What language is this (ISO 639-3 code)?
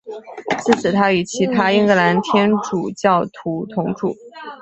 zho